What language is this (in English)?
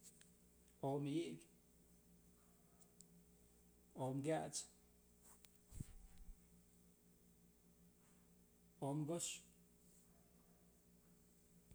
Mazatlán Mixe